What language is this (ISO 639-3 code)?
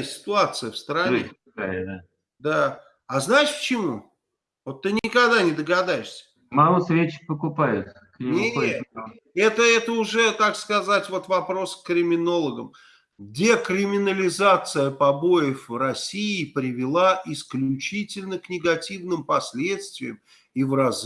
rus